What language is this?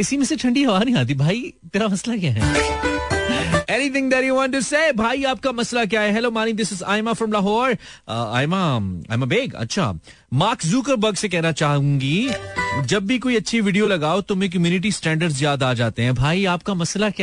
Hindi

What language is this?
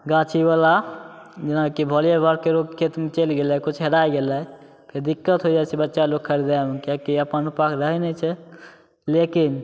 Maithili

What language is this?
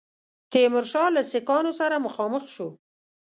Pashto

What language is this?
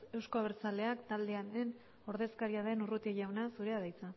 Basque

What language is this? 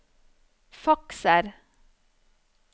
Norwegian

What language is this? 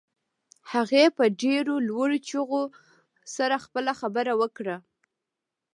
Pashto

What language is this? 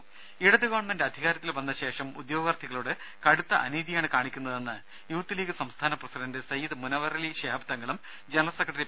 Malayalam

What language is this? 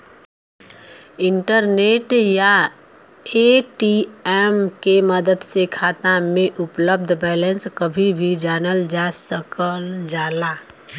Bhojpuri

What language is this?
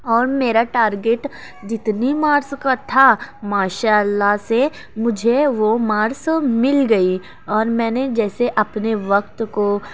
Urdu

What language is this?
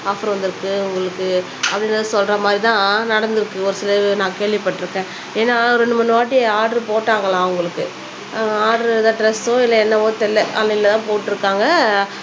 Tamil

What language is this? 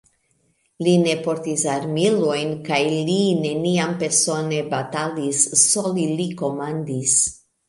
Esperanto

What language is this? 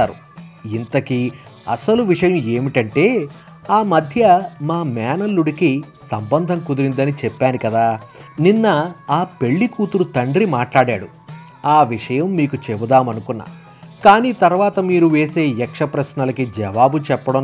Telugu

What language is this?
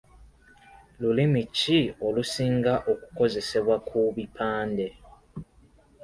Ganda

